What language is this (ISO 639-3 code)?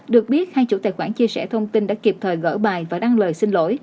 vie